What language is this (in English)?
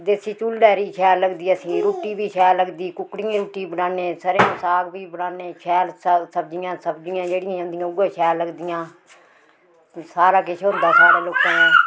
Dogri